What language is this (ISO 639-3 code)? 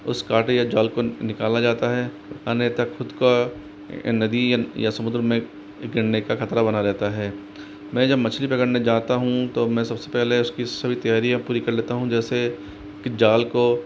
hin